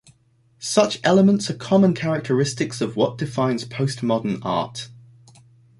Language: English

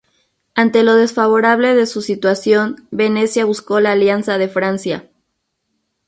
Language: Spanish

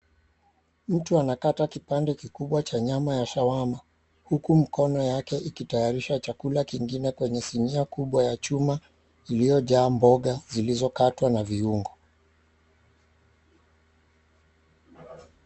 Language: Swahili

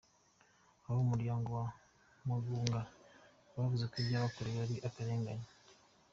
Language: Kinyarwanda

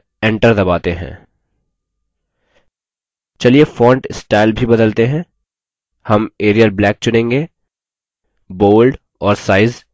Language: Hindi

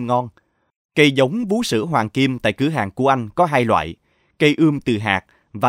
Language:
Vietnamese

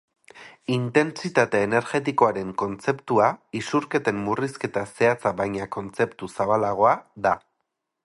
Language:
Basque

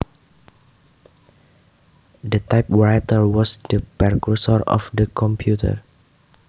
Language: Javanese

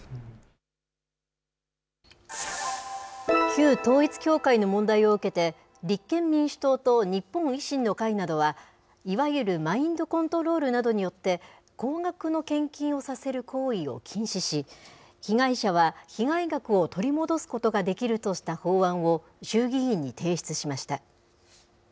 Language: Japanese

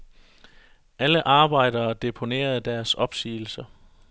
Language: Danish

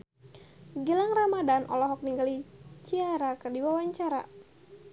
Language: Sundanese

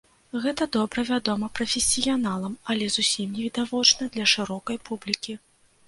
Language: Belarusian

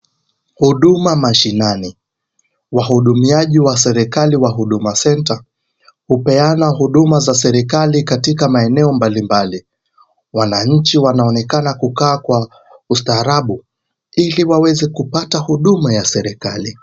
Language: Swahili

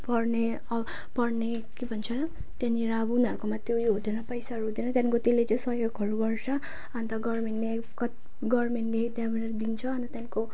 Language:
Nepali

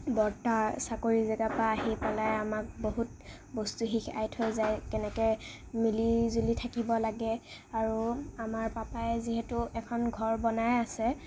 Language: Assamese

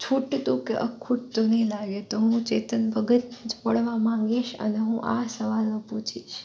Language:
Gujarati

